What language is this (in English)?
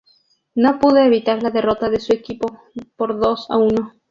Spanish